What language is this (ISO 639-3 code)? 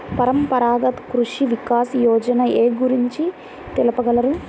tel